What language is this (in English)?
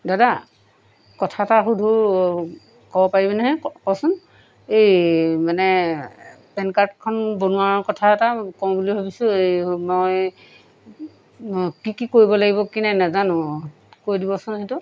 Assamese